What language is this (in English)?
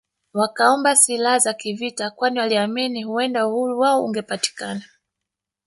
Swahili